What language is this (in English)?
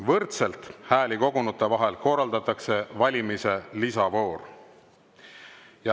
Estonian